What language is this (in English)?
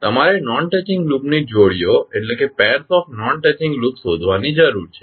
Gujarati